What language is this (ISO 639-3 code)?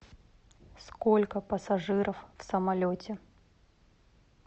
rus